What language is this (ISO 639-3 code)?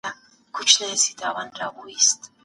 pus